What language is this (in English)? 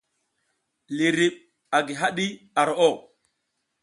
South Giziga